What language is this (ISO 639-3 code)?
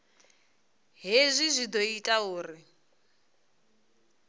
ven